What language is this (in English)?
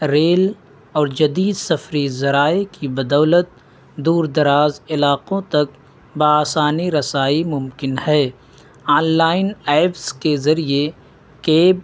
Urdu